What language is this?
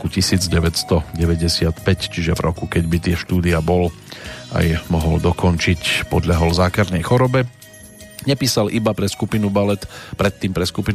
Slovak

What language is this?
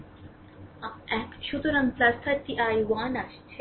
Bangla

